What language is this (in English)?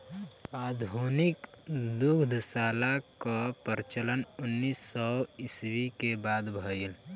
Bhojpuri